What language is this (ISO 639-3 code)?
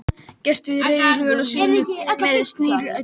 isl